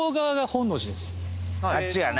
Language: Japanese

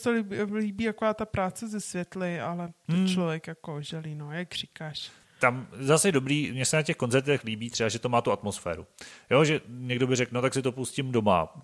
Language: Czech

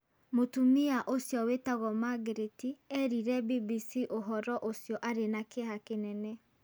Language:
Kikuyu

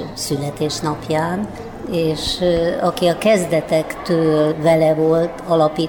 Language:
Hungarian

